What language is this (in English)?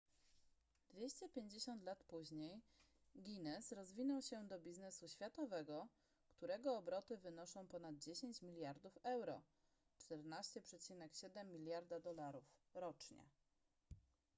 Polish